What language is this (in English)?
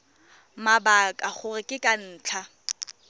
Tswana